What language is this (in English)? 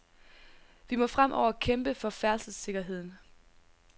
Danish